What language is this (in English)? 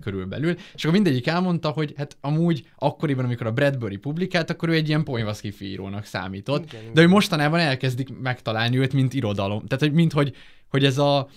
Hungarian